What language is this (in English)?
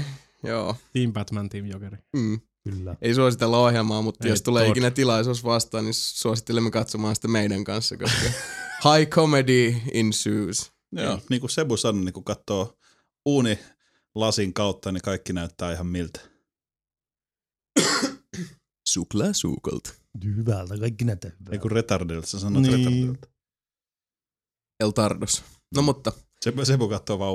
Finnish